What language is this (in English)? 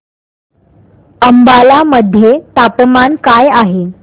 Marathi